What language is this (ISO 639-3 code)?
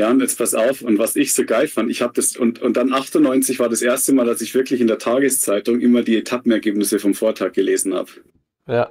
deu